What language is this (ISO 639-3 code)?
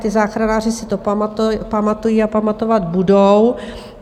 ces